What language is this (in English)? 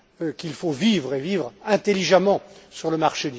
French